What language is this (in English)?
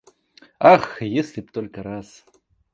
Russian